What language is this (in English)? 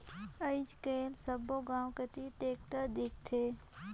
Chhattisgarhi